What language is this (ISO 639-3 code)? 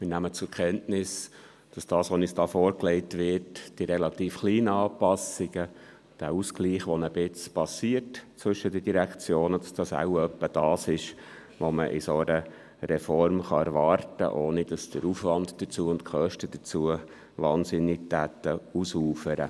gsw